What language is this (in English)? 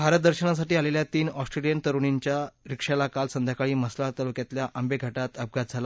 Marathi